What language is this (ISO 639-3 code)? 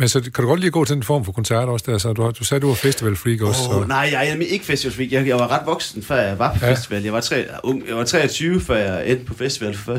dan